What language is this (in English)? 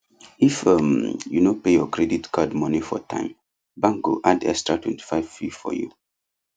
Nigerian Pidgin